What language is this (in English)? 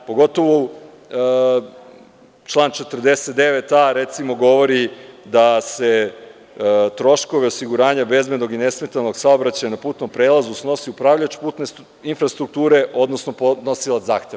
Serbian